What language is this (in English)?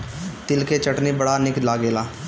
Bhojpuri